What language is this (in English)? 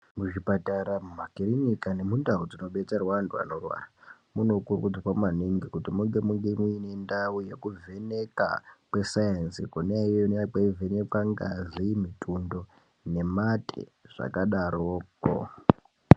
Ndau